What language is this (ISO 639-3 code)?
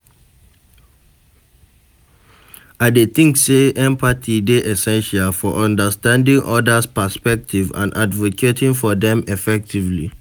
pcm